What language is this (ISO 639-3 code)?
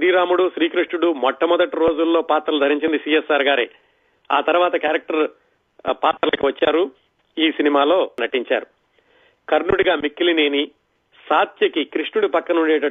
tel